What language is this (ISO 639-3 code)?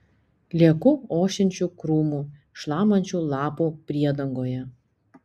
lit